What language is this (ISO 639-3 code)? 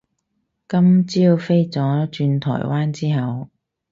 yue